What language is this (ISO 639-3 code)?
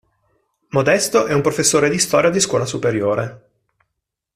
ita